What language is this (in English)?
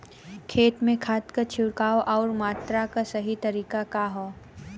Bhojpuri